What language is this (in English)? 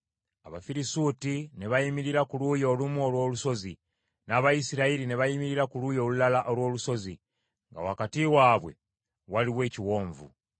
Ganda